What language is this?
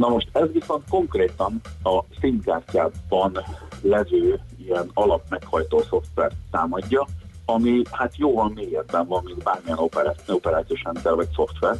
Hungarian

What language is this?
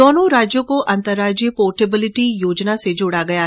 Hindi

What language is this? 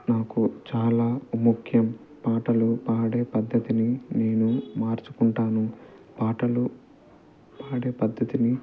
Telugu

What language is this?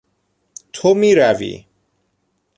Persian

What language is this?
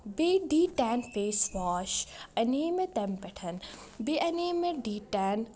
Kashmiri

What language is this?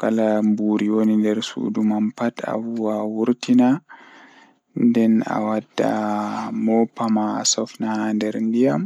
Fula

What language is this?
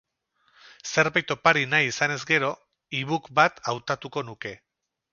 Basque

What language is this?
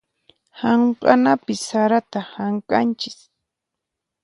Puno Quechua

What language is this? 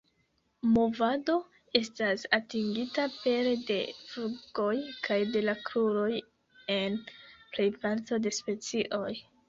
Esperanto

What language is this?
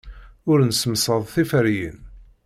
Kabyle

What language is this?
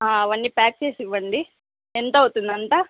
Telugu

